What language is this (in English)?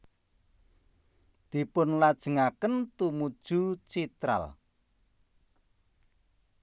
Javanese